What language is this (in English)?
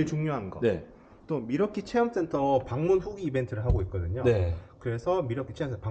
Korean